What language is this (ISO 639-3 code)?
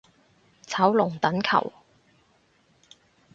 yue